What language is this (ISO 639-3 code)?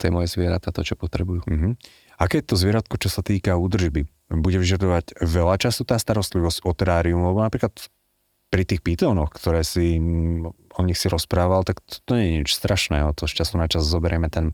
slk